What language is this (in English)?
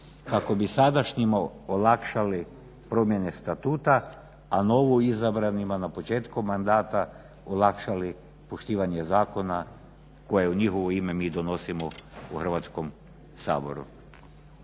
Croatian